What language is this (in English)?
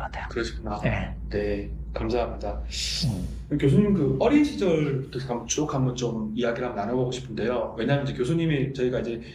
Korean